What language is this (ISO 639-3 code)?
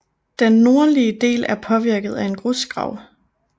dan